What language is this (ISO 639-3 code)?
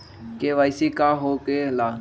mag